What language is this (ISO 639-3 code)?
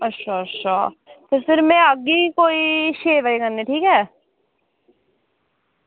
doi